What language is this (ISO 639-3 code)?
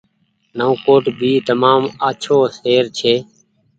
gig